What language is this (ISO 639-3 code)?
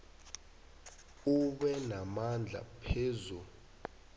nbl